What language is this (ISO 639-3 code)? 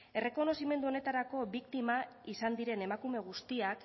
eus